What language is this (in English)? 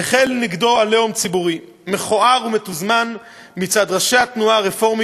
Hebrew